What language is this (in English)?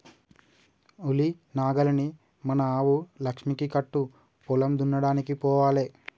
Telugu